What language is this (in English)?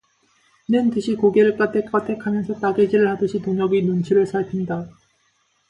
Korean